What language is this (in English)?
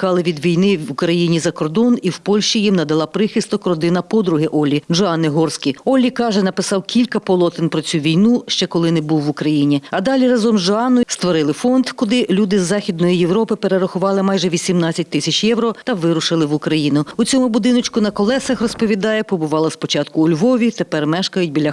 Ukrainian